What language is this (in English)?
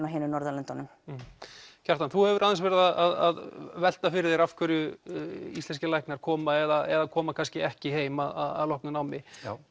Icelandic